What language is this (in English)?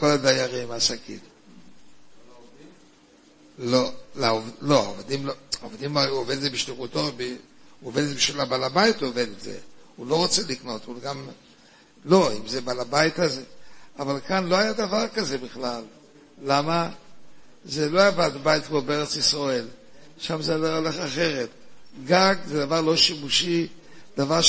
Hebrew